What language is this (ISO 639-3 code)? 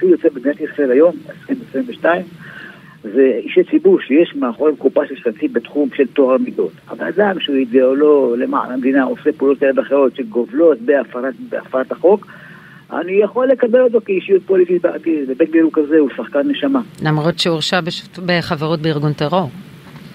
heb